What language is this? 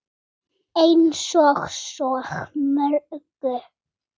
Icelandic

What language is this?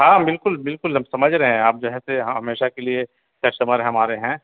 Urdu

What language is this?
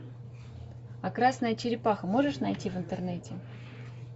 Russian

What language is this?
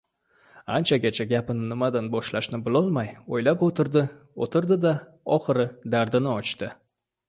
Uzbek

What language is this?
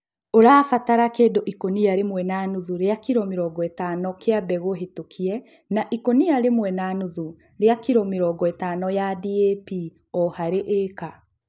Kikuyu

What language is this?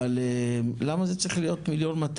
Hebrew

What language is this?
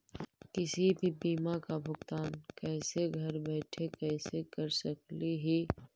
Magahi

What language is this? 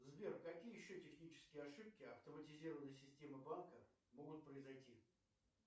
Russian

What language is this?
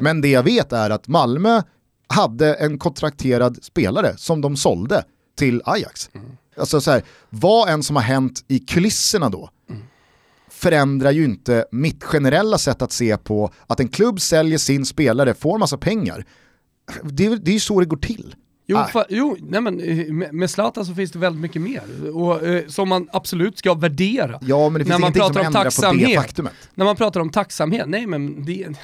Swedish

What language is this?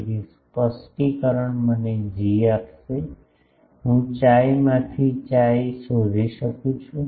Gujarati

